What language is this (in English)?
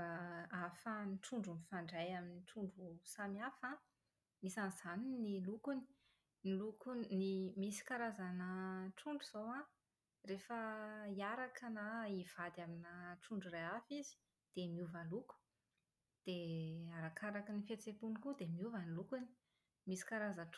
Malagasy